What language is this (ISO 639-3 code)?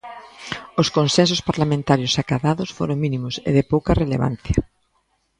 glg